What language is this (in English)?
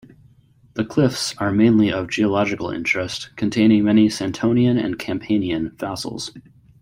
English